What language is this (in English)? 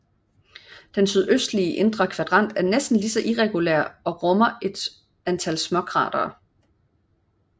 Danish